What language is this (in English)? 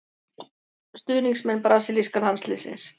Icelandic